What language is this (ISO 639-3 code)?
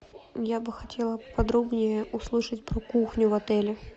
rus